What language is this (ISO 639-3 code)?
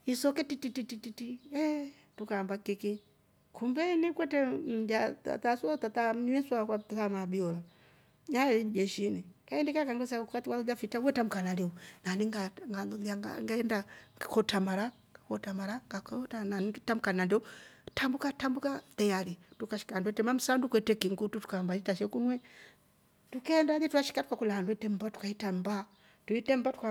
rof